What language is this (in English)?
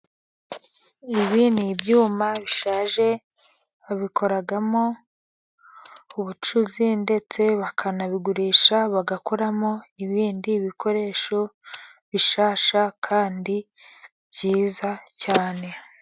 Kinyarwanda